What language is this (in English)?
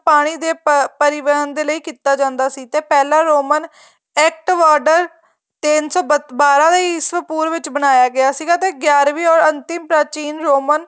Punjabi